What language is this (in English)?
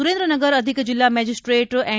Gujarati